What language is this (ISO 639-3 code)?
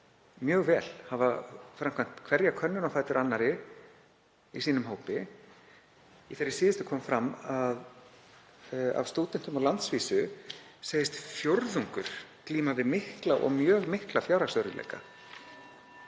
isl